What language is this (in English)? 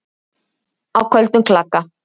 Icelandic